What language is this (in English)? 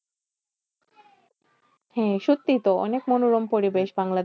Bangla